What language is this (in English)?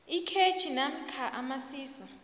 South Ndebele